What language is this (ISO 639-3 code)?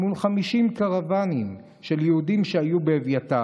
heb